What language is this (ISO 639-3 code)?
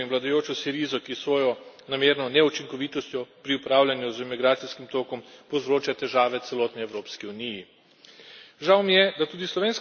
slv